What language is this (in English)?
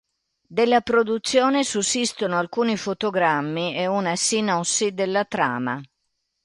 Italian